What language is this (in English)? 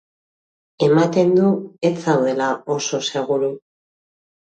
Basque